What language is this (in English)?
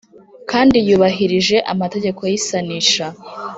Kinyarwanda